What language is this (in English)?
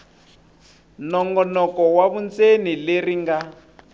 Tsonga